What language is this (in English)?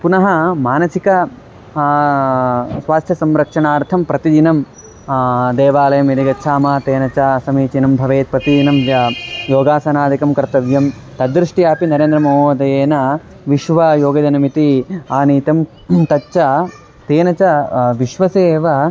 Sanskrit